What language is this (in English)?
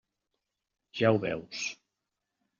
Catalan